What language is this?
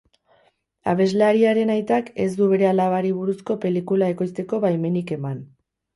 Basque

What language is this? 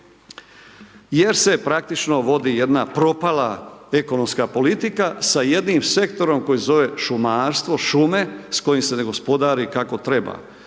Croatian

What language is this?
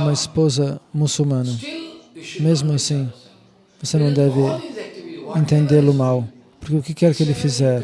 Portuguese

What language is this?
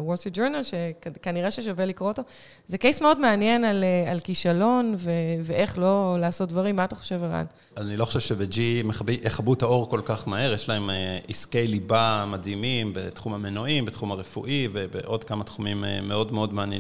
Hebrew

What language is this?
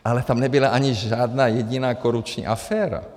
Czech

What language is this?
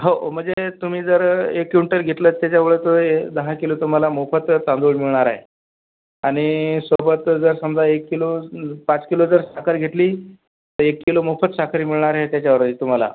Marathi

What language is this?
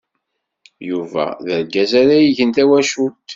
Kabyle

